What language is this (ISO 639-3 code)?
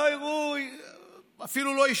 heb